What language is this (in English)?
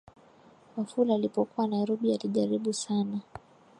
Swahili